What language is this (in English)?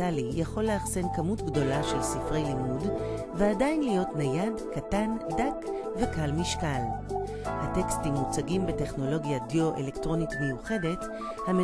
Hebrew